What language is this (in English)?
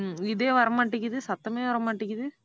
Tamil